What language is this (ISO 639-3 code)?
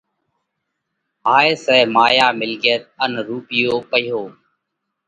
kvx